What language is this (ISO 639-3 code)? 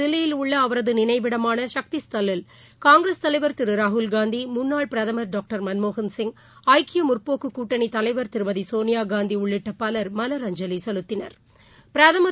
tam